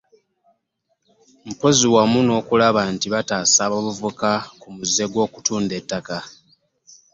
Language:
Ganda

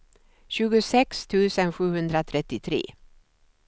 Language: Swedish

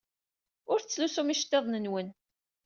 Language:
Kabyle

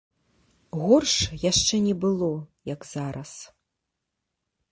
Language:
Belarusian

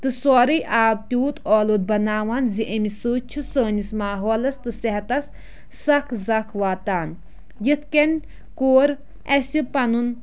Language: Kashmiri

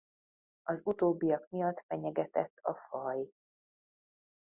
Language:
Hungarian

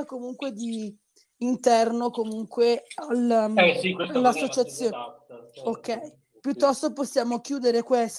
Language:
Italian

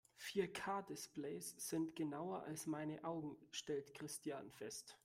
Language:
German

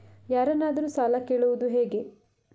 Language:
Kannada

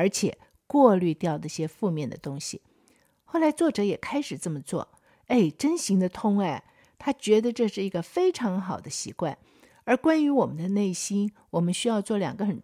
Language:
Chinese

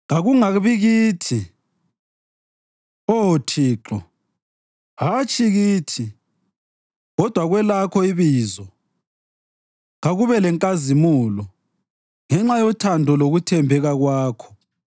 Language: North Ndebele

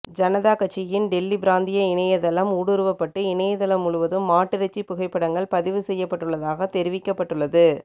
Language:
Tamil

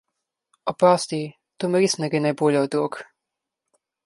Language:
Slovenian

